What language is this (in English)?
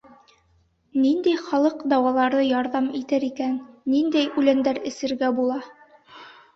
Bashkir